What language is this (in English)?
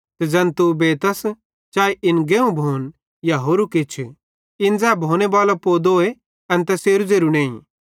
Bhadrawahi